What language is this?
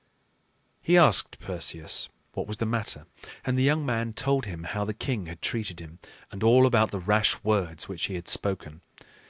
English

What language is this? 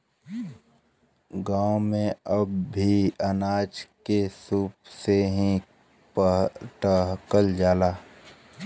Bhojpuri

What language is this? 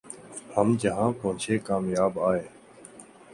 Urdu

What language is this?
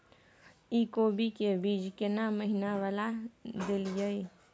Maithili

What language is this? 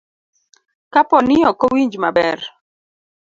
Luo (Kenya and Tanzania)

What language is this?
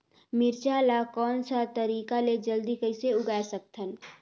Chhattisgarhi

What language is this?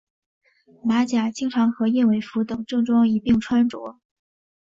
Chinese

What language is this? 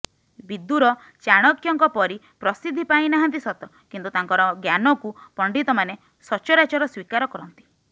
Odia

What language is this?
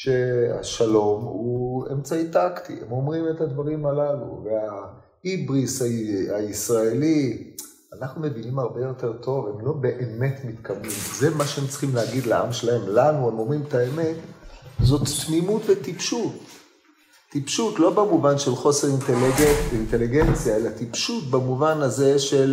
Hebrew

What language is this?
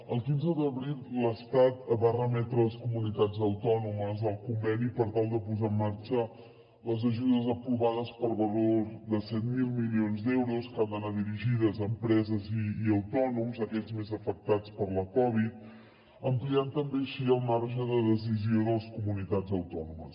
Catalan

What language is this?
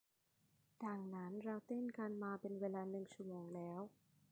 Thai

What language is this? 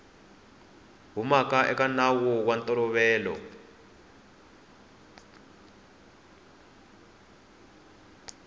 Tsonga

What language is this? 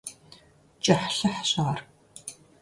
Kabardian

